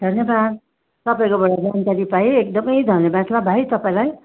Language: Nepali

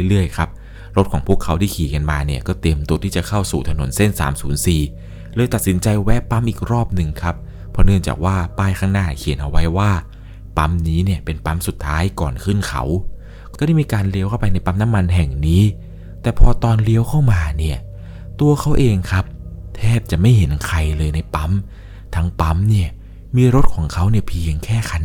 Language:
Thai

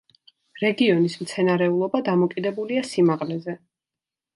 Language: Georgian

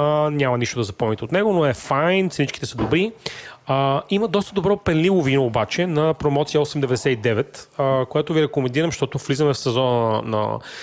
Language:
Bulgarian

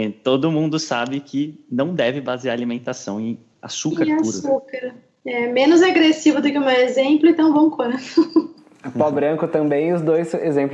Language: Portuguese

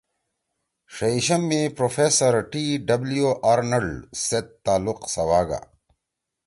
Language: Torwali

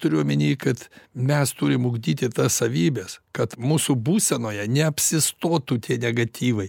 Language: Lithuanian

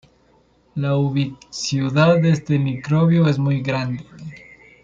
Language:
Spanish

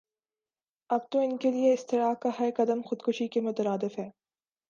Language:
Urdu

